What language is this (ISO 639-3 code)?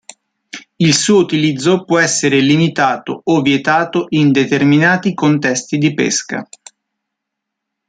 ita